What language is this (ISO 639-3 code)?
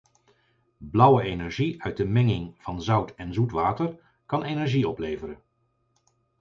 nld